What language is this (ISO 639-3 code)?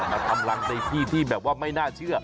tha